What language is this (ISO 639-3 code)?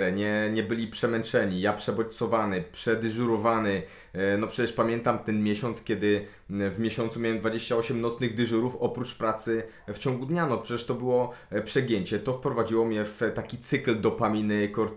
pol